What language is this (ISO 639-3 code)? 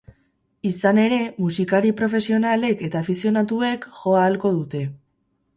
eus